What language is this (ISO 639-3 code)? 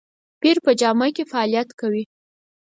pus